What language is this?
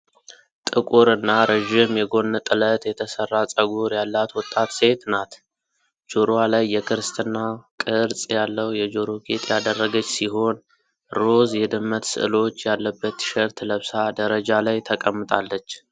Amharic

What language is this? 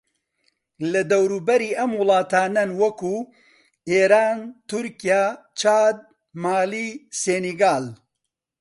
Central Kurdish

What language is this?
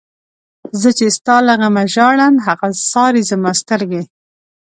Pashto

